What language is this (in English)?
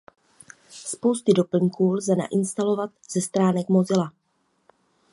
Czech